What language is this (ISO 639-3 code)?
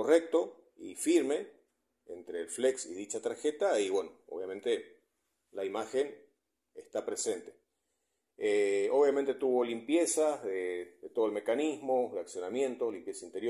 spa